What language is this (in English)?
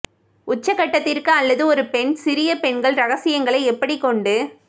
Tamil